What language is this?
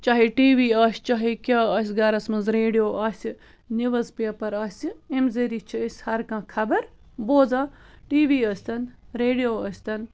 Kashmiri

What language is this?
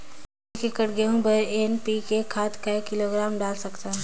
Chhattisgarhi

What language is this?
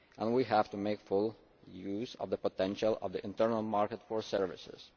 English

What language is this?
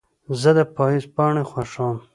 Pashto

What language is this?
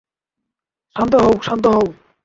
Bangla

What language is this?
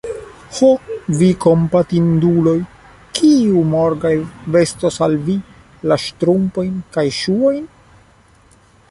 Esperanto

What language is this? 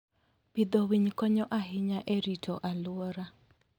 Luo (Kenya and Tanzania)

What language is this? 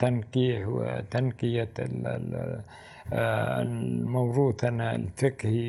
Arabic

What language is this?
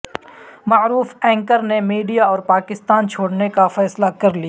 Urdu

